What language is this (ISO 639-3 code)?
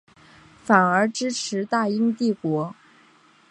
zho